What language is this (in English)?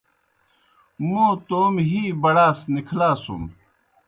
Kohistani Shina